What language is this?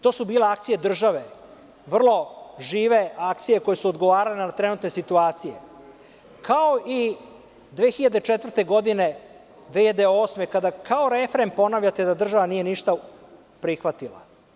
Serbian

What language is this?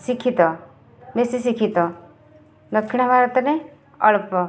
Odia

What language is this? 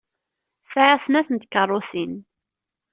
Kabyle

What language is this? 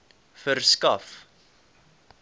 Afrikaans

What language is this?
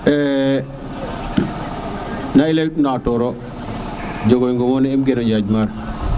Serer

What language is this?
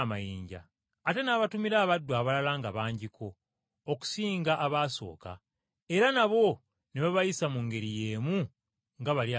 Ganda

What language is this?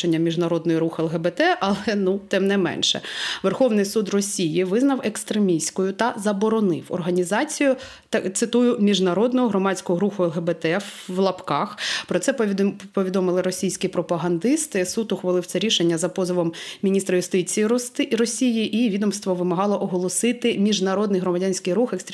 Ukrainian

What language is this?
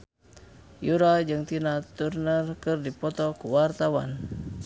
Sundanese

